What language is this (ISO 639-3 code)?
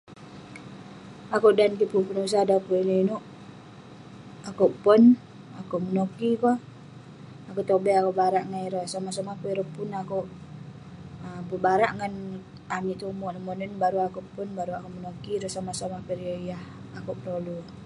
pne